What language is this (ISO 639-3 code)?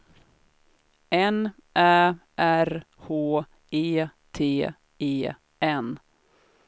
swe